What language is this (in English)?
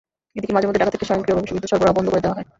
Bangla